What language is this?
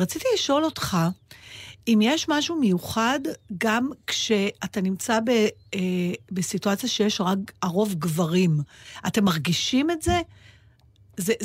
Hebrew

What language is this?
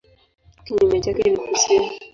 Swahili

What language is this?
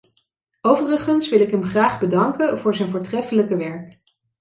Dutch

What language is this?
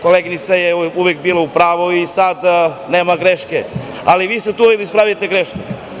Serbian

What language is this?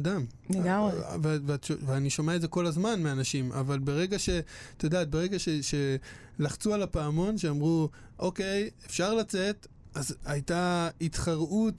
Hebrew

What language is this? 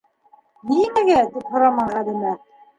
Bashkir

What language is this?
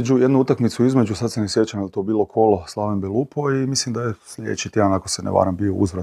Croatian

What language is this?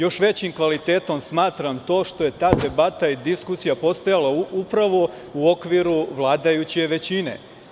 Serbian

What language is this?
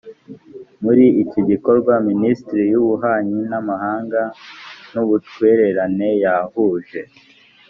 Kinyarwanda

